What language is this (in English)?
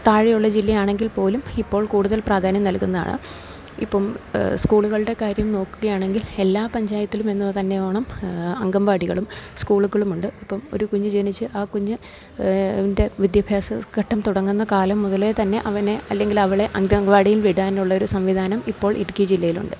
Malayalam